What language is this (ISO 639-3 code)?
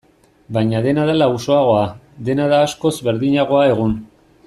eus